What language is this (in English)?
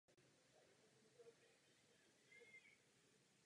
Czech